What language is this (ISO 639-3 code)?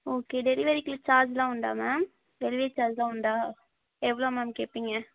tam